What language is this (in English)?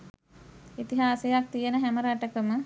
Sinhala